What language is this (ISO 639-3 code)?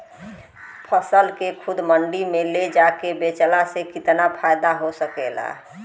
bho